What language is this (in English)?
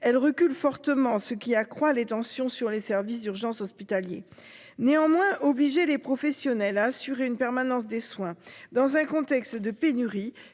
French